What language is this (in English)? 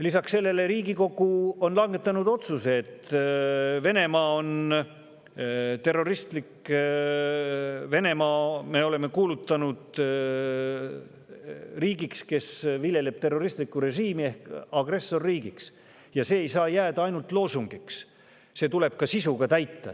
Estonian